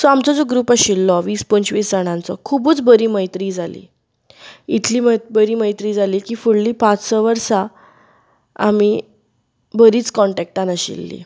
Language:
Konkani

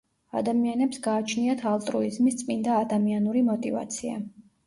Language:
Georgian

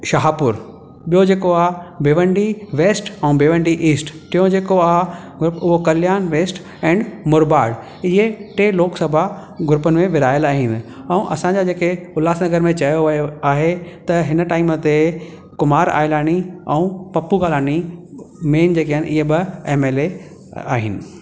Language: Sindhi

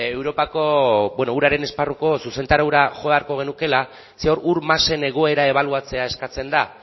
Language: Basque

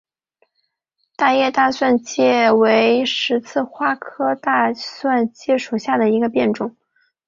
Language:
Chinese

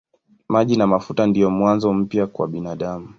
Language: Swahili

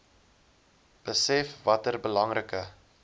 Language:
Afrikaans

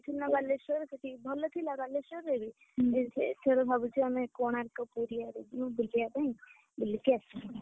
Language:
Odia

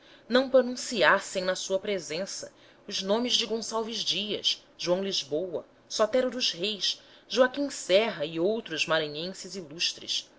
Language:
Portuguese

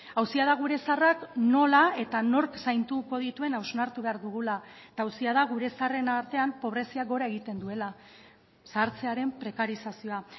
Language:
Basque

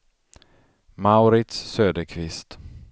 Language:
Swedish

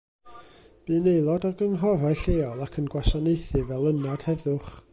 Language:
Welsh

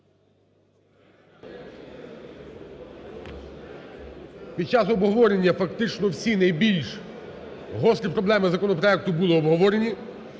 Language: Ukrainian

